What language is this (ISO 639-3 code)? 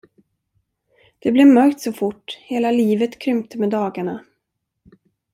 swe